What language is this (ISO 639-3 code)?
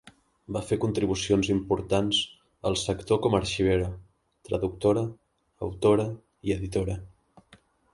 cat